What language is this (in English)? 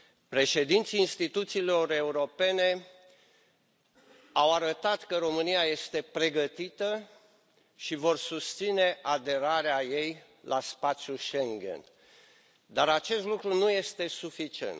Romanian